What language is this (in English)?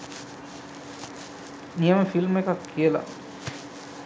Sinhala